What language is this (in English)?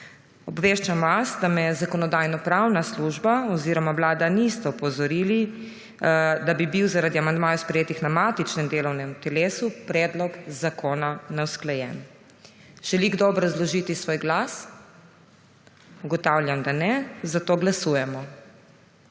Slovenian